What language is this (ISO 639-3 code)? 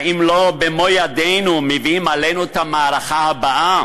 heb